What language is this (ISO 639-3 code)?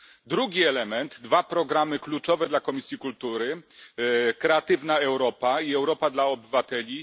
pol